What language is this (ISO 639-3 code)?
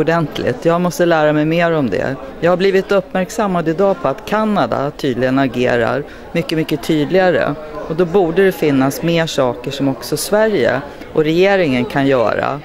swe